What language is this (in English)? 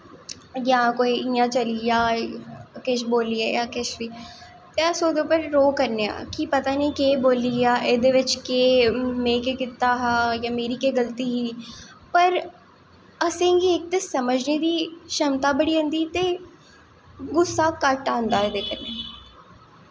Dogri